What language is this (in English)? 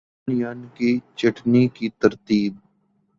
Urdu